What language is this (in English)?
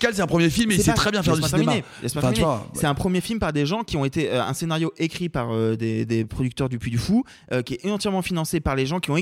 French